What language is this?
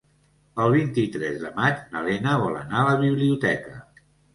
Catalan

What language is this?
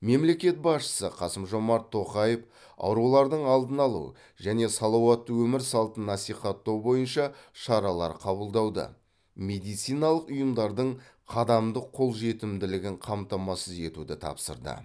Kazakh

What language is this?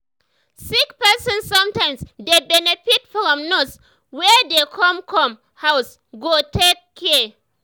Nigerian Pidgin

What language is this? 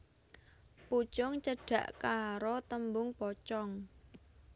Javanese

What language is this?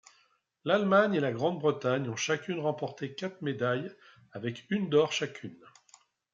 French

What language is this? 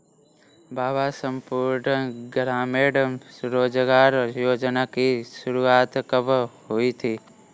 Hindi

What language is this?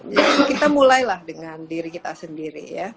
Indonesian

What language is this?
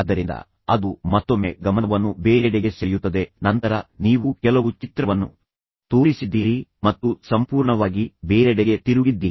Kannada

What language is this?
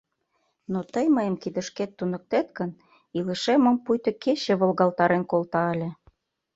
Mari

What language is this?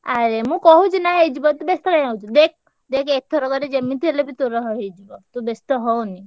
Odia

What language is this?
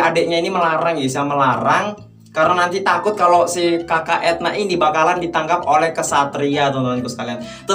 Indonesian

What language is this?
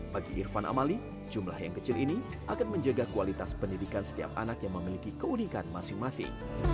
Indonesian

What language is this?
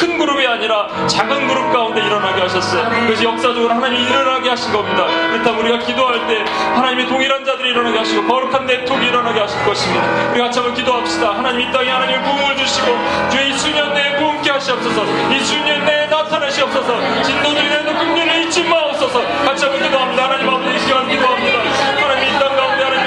Korean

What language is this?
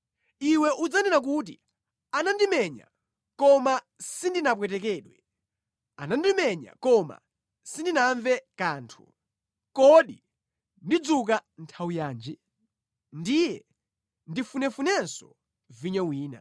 Nyanja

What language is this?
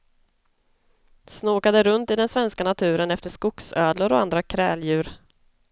Swedish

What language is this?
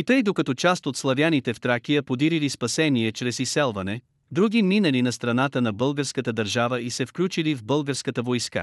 Bulgarian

